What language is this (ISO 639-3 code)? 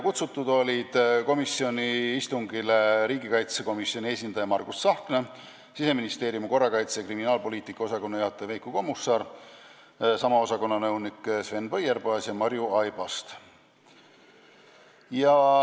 est